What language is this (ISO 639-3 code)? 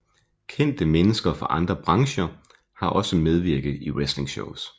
dan